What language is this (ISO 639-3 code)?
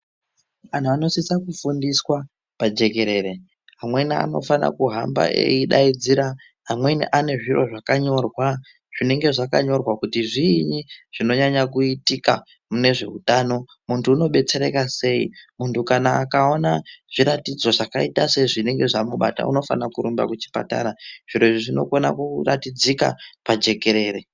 ndc